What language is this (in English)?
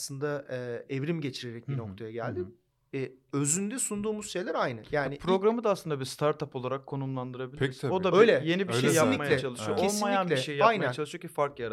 Turkish